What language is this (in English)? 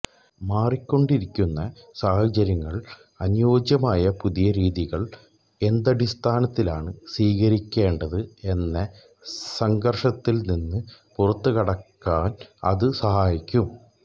Malayalam